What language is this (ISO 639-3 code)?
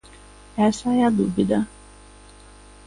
glg